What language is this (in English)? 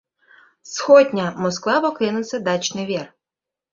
Mari